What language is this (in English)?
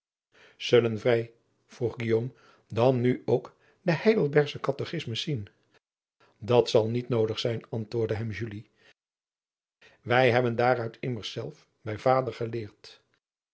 Dutch